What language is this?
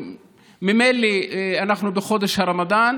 Hebrew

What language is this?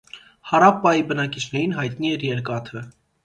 Armenian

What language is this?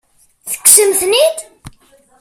Kabyle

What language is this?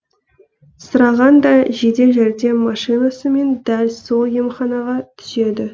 Kazakh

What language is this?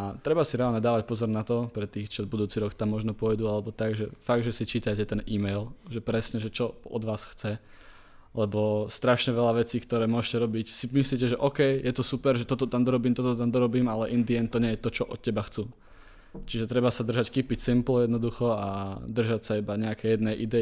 Czech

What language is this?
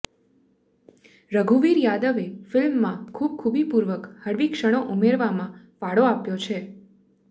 Gujarati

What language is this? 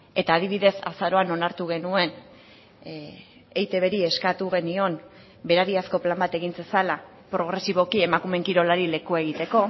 Basque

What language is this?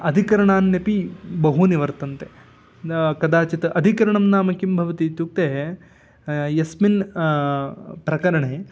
Sanskrit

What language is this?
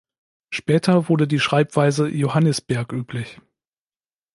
German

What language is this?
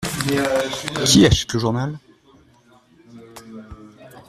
French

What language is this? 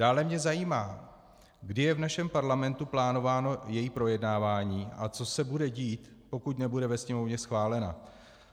Czech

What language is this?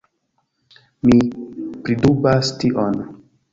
Esperanto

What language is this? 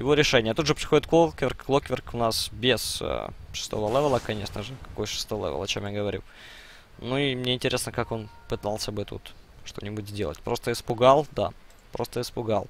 Russian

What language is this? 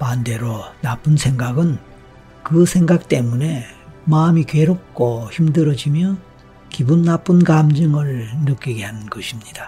Korean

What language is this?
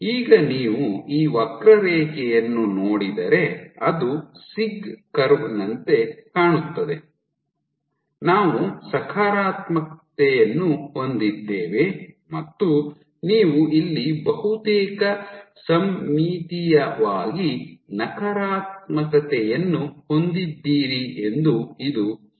Kannada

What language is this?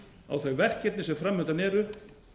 Icelandic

